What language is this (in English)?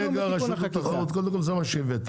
Hebrew